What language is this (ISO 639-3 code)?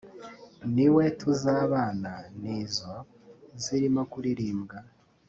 kin